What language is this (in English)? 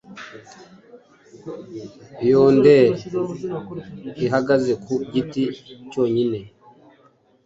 Kinyarwanda